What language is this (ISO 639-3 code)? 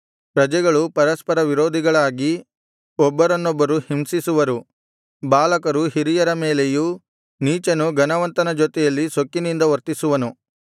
kan